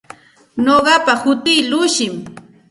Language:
Santa Ana de Tusi Pasco Quechua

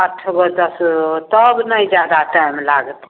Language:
Maithili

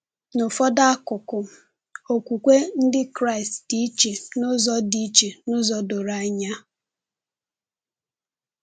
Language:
Igbo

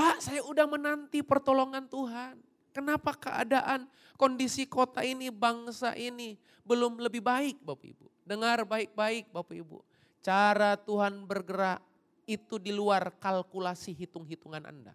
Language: Indonesian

